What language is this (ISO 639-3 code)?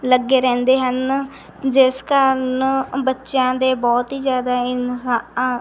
pan